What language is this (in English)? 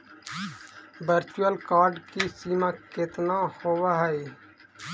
Magahi